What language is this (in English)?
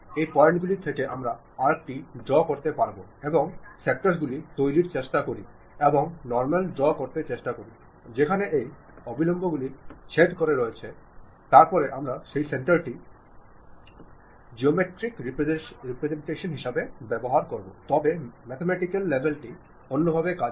Bangla